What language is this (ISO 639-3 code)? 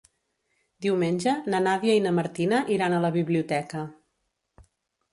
cat